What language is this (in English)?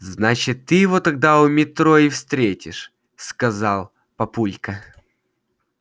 Russian